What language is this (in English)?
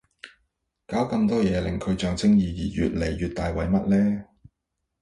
Cantonese